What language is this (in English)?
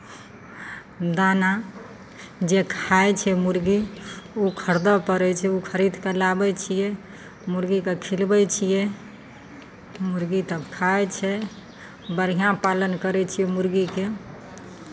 Maithili